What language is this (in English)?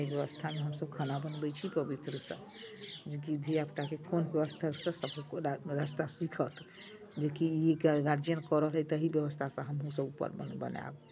Maithili